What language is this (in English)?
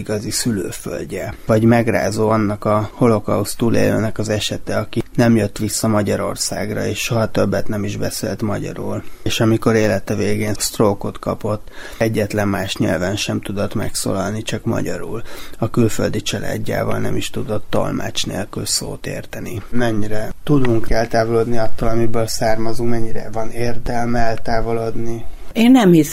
Hungarian